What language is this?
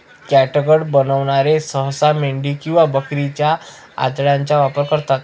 Marathi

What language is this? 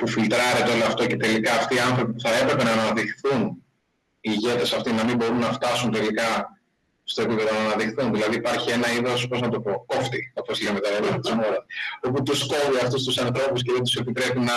Greek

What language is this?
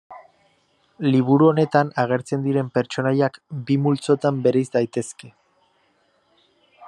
Basque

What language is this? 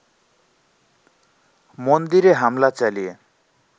Bangla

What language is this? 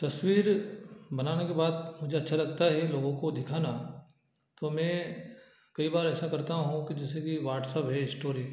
Hindi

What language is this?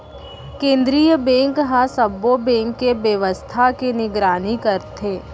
Chhattisgarhi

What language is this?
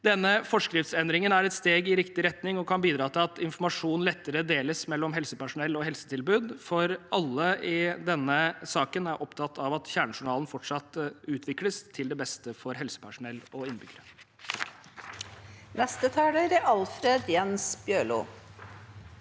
Norwegian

